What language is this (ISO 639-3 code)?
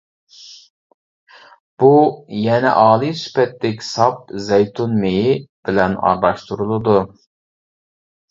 uig